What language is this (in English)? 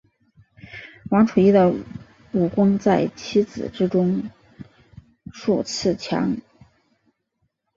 Chinese